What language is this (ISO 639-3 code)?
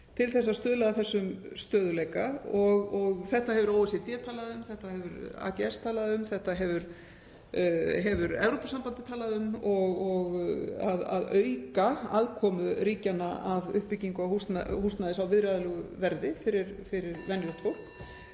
isl